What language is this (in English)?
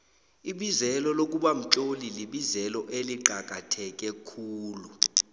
South Ndebele